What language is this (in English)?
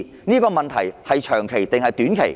Cantonese